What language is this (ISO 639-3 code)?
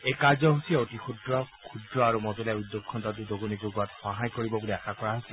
asm